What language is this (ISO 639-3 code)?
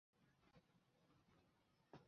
zho